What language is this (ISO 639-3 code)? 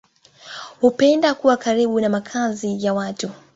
swa